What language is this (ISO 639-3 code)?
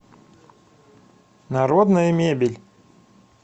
rus